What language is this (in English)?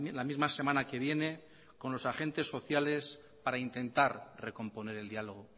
Spanish